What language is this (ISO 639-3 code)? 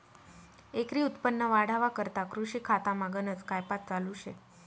mar